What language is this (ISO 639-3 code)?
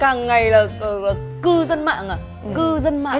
vie